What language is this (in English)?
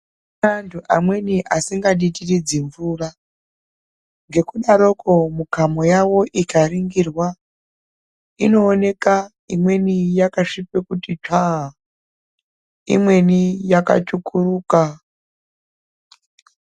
Ndau